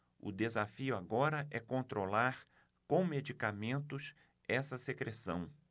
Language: Portuguese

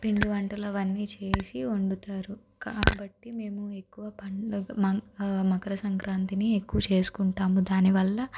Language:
Telugu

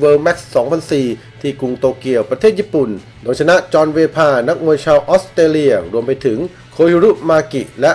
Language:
Thai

